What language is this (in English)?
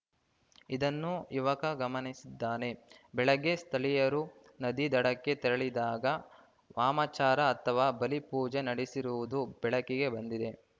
Kannada